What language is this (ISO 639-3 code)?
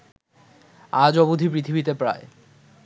ben